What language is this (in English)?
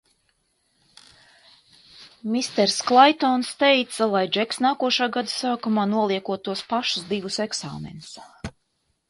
Latvian